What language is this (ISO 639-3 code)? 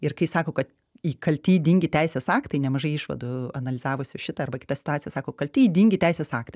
lit